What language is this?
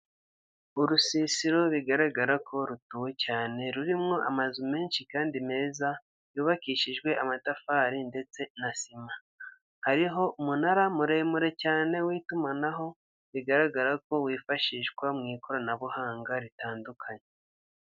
Kinyarwanda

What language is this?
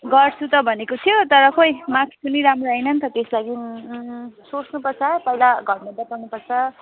Nepali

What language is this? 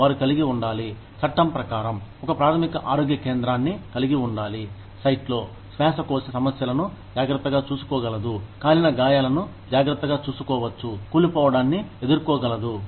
Telugu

